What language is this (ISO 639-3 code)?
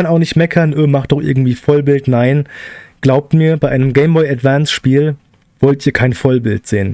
deu